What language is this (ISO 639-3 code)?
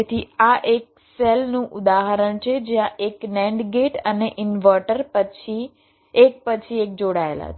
guj